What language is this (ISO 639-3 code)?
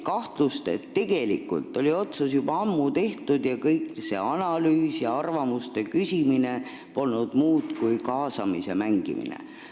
est